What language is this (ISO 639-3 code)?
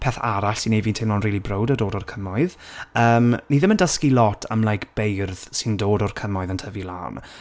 cym